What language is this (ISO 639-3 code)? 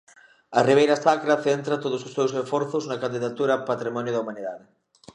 glg